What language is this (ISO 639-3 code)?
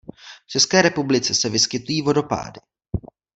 ces